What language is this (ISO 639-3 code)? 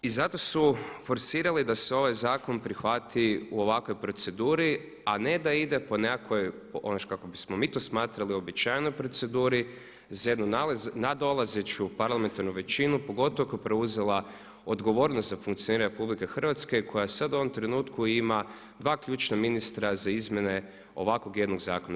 hrv